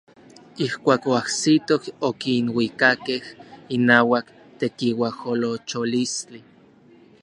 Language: Orizaba Nahuatl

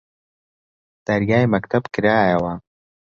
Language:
Central Kurdish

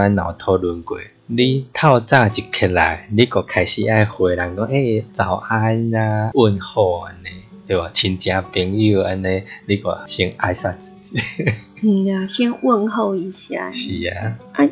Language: Chinese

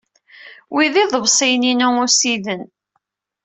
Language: Kabyle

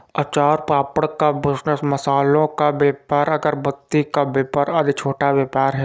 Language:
Hindi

